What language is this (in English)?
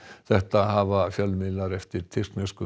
Icelandic